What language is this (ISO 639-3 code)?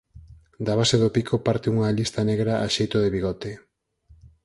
glg